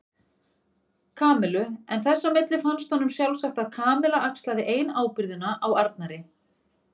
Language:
Icelandic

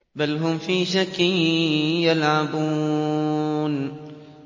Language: Arabic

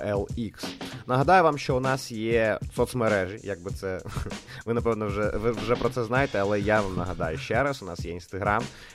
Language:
Ukrainian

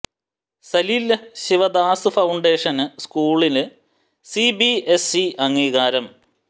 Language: Malayalam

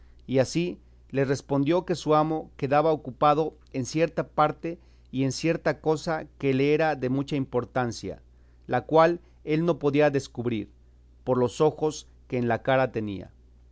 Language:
Spanish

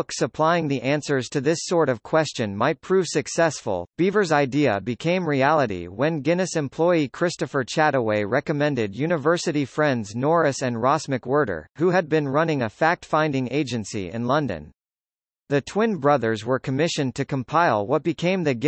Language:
English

